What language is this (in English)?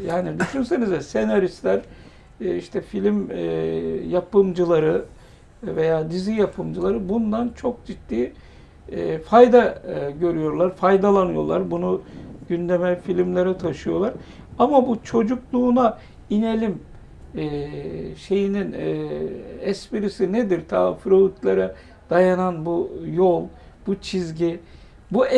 Turkish